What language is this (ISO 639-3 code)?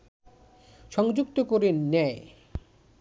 ben